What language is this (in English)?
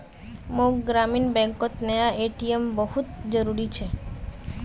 Magahi